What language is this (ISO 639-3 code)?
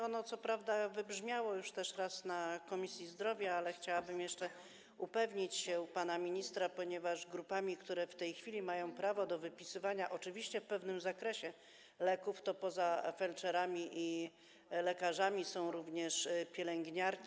pol